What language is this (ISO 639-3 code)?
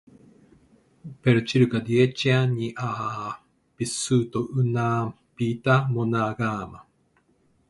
ita